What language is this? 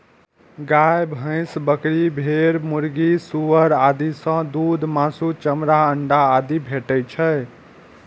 Maithili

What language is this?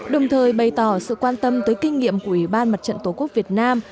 Vietnamese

